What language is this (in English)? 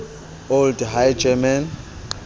Southern Sotho